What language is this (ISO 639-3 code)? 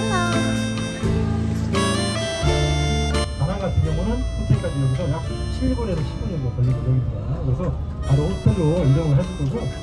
kor